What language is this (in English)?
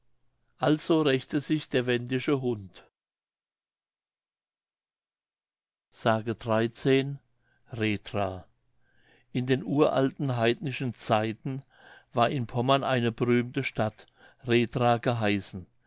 German